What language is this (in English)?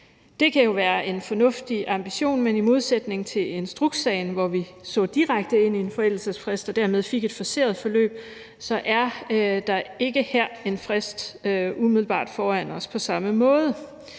Danish